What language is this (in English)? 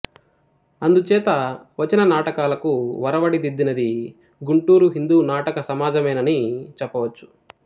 Telugu